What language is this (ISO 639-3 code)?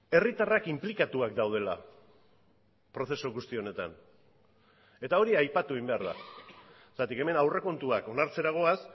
eus